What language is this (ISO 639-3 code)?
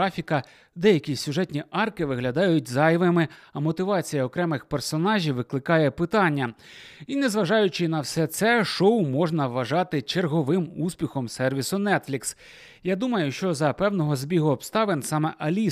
ukr